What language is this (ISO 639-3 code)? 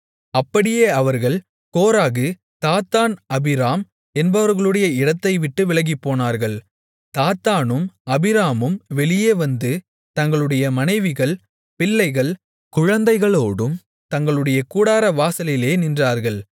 tam